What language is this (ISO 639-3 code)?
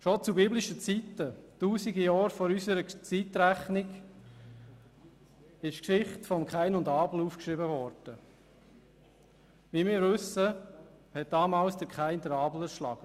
gsw